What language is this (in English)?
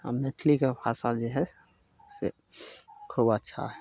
Maithili